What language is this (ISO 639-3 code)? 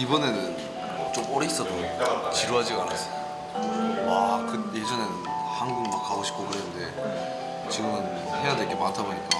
kor